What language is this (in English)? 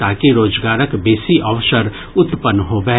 Maithili